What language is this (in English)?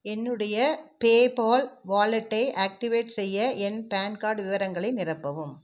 Tamil